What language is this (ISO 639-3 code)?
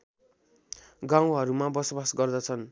nep